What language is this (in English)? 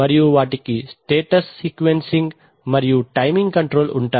Telugu